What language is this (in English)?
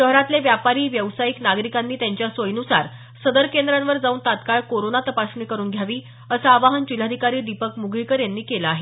Marathi